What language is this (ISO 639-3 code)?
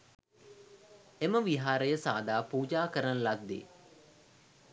sin